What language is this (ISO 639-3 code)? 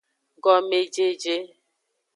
ajg